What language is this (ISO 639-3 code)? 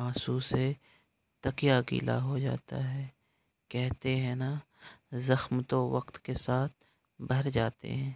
hin